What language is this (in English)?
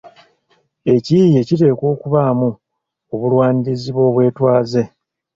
Ganda